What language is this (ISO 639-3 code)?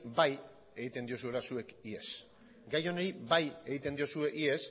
eus